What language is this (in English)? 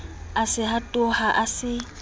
Southern Sotho